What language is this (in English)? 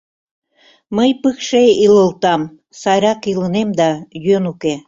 Mari